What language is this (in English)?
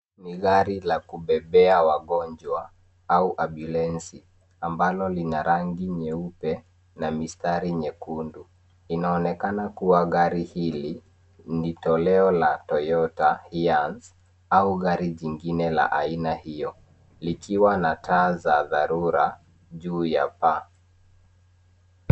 Swahili